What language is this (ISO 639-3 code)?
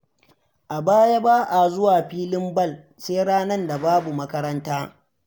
hau